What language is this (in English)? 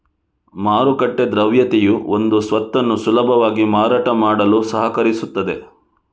Kannada